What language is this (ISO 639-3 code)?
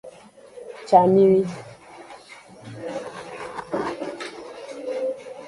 ajg